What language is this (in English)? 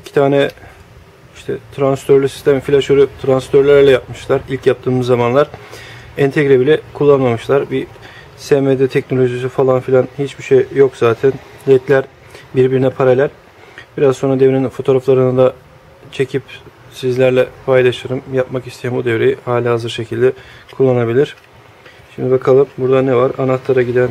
Turkish